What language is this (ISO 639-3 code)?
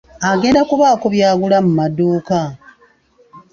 lug